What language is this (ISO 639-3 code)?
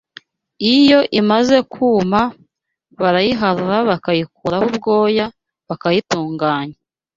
kin